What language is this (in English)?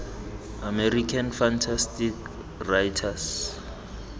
Tswana